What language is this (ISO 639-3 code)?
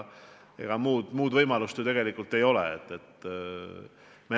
est